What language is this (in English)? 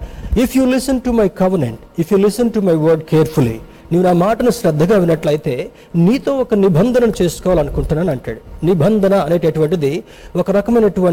Telugu